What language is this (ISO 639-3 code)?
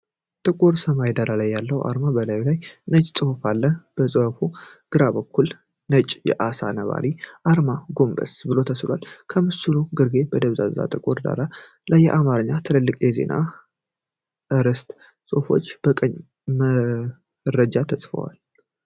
amh